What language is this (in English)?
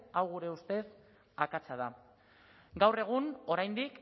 Basque